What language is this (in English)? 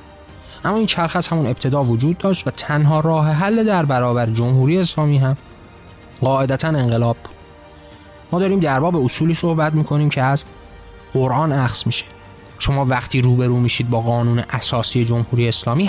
Persian